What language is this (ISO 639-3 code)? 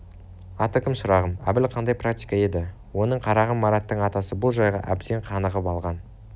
kaz